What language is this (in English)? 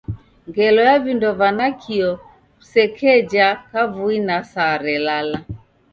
Taita